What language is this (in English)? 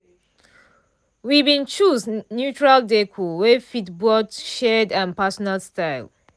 Nigerian Pidgin